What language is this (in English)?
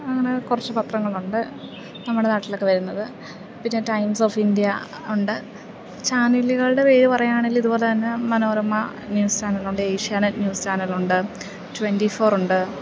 Malayalam